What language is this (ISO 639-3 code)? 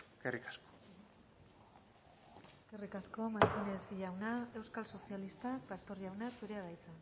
eus